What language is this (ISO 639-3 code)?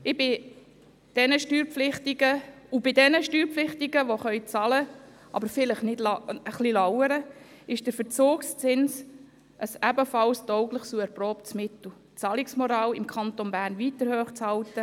gsw